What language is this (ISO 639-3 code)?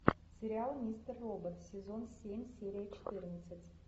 rus